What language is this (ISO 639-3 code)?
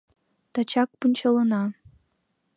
chm